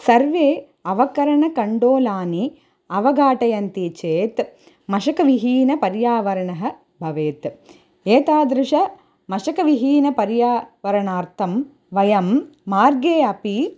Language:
Sanskrit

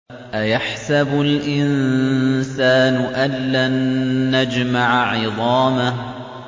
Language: Arabic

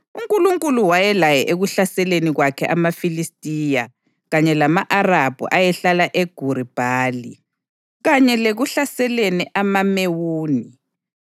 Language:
North Ndebele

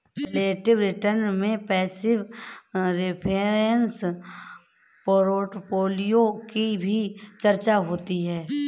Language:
Hindi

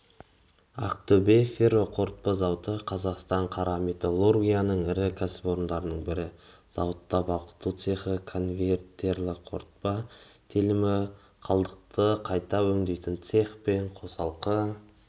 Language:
Kazakh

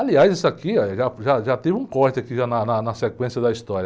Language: Portuguese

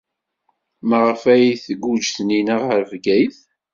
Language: Kabyle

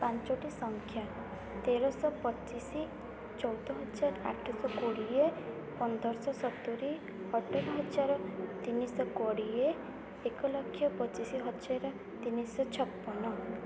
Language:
Odia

